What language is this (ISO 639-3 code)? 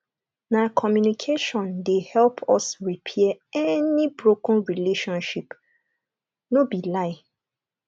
pcm